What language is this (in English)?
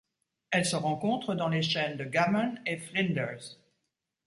French